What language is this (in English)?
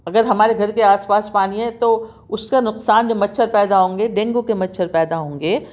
Urdu